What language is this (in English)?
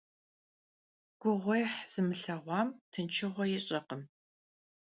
Kabardian